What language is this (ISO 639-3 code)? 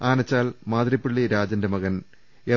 mal